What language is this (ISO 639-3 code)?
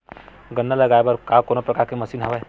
hne